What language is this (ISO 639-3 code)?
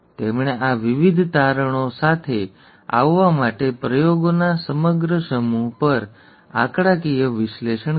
guj